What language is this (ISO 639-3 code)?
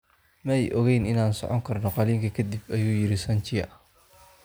som